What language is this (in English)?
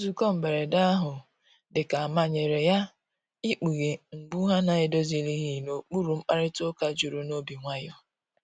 Igbo